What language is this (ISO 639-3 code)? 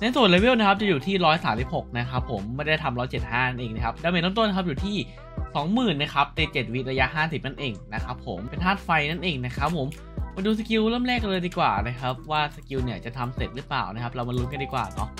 tha